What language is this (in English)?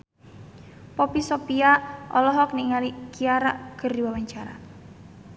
Sundanese